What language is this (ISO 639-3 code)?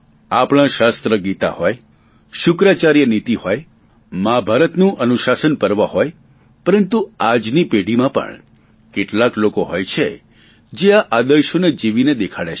guj